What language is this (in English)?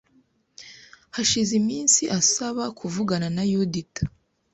Kinyarwanda